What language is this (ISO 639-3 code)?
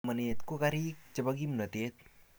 kln